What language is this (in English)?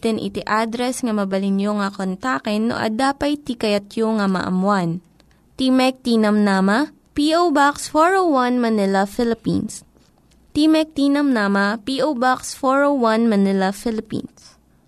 Filipino